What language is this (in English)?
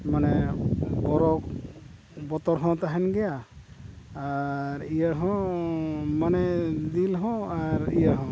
Santali